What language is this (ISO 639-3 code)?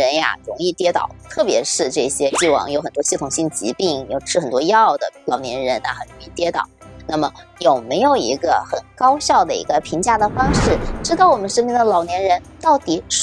zho